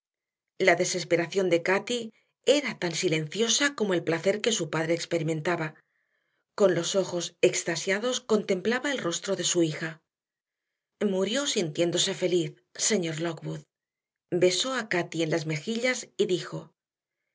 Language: Spanish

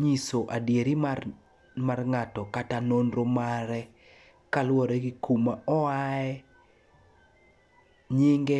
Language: Luo (Kenya and Tanzania)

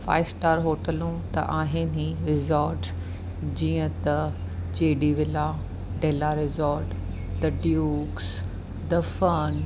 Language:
Sindhi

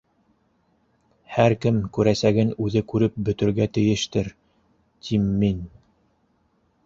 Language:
Bashkir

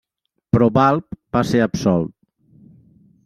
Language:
Catalan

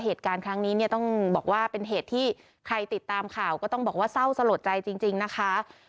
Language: Thai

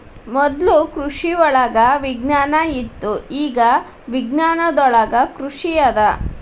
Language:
Kannada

